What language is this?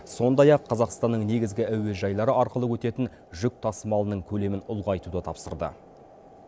Kazakh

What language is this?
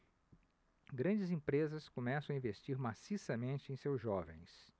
Portuguese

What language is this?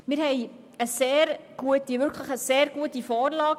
Swiss German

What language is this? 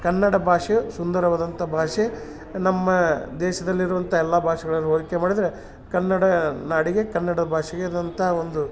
Kannada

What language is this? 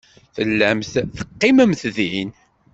Kabyle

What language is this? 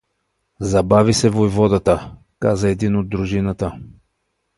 Bulgarian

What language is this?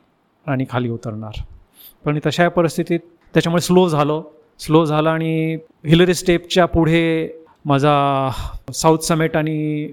Marathi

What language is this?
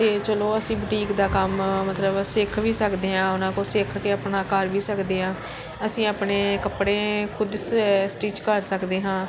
Punjabi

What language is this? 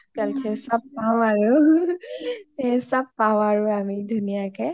Assamese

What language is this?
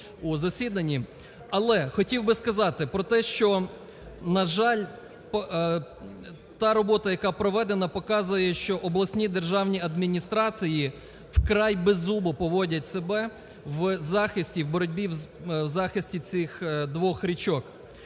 Ukrainian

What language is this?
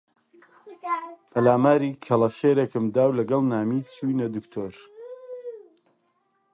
Central Kurdish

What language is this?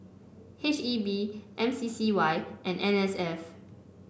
English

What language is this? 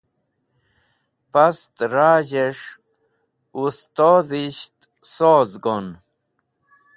Wakhi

